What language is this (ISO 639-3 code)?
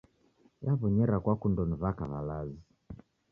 dav